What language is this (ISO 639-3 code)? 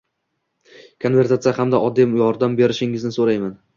uzb